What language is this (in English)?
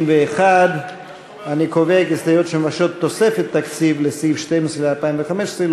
Hebrew